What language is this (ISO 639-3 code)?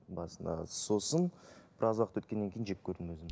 kaz